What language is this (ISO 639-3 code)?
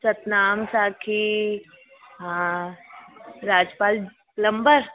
snd